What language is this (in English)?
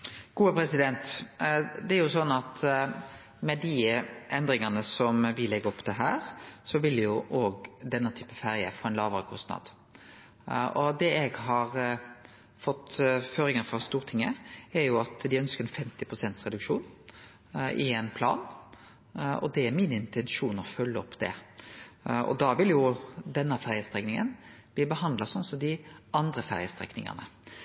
Norwegian Nynorsk